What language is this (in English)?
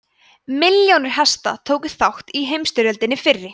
Icelandic